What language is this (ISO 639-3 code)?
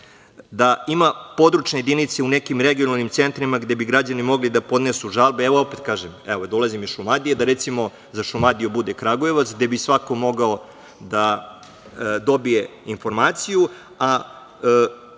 srp